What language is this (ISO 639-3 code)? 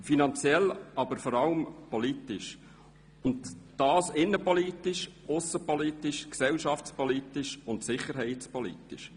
gsw